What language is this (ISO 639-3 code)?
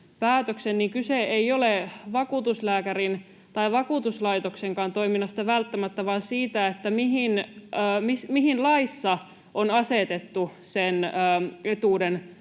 fin